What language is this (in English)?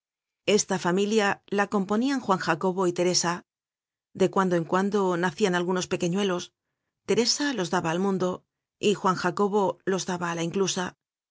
Spanish